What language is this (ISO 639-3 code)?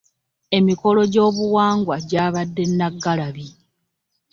lug